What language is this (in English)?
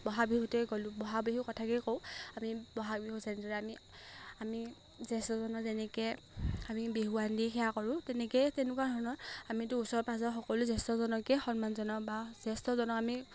Assamese